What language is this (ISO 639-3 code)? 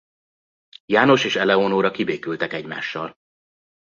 hun